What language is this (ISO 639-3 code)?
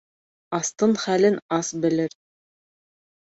bak